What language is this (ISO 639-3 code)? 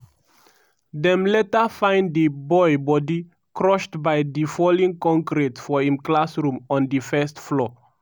pcm